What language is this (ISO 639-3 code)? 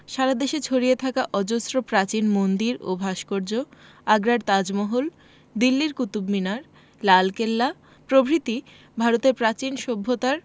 ben